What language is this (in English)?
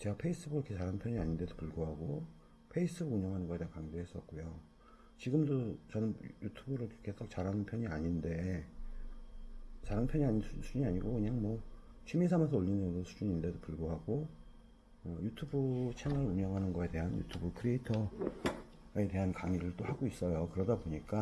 Korean